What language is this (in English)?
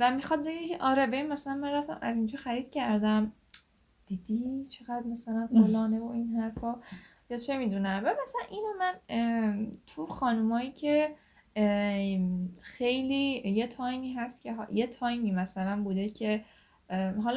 Persian